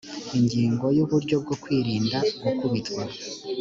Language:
Kinyarwanda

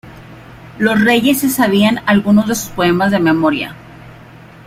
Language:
Spanish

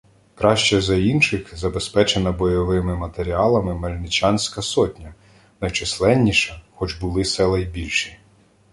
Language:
Ukrainian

